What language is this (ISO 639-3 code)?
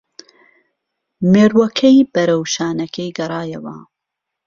ckb